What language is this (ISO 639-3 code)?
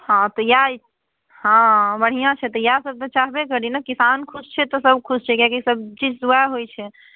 mai